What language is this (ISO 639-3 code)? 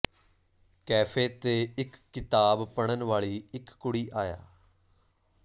pan